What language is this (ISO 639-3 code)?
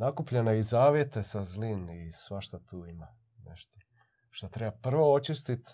hrv